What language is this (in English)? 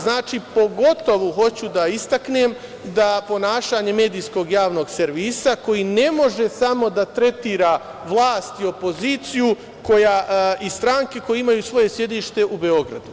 Serbian